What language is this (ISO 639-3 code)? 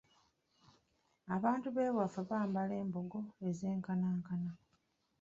lug